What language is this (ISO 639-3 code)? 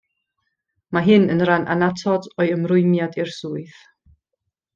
cym